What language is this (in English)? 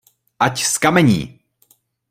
Czech